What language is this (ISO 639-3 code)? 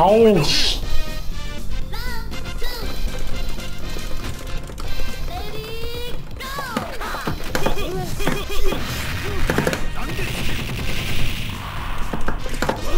kor